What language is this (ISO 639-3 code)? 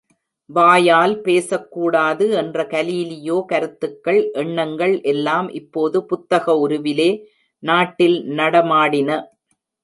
tam